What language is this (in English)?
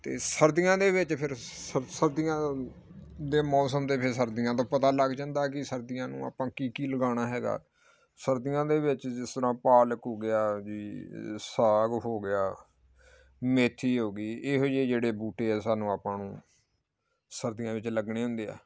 Punjabi